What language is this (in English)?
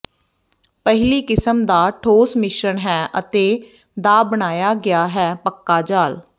Punjabi